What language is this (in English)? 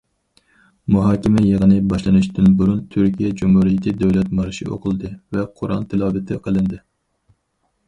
Uyghur